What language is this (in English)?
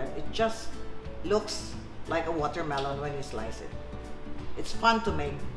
English